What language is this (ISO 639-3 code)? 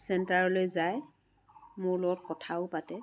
asm